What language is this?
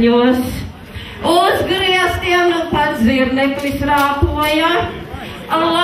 Ukrainian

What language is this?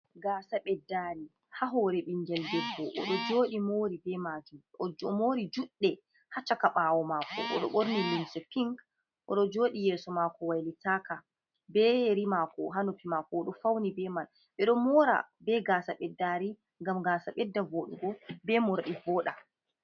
Fula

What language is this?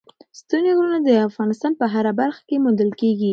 Pashto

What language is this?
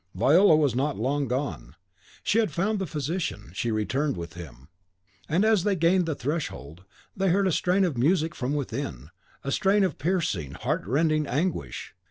English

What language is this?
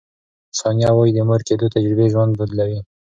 Pashto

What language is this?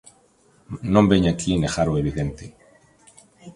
Galician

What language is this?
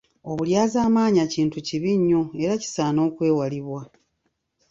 Ganda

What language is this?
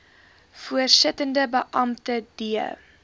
Afrikaans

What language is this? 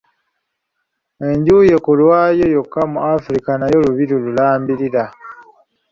Ganda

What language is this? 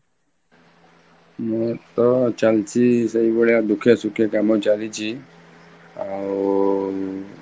Odia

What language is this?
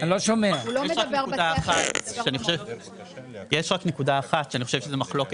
Hebrew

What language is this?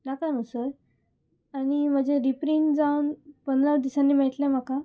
Konkani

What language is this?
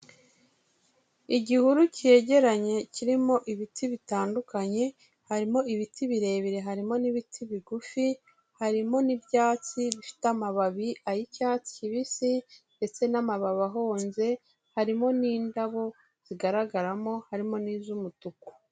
Kinyarwanda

